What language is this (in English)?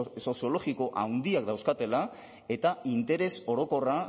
Basque